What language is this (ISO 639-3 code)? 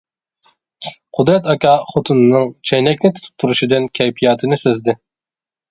uig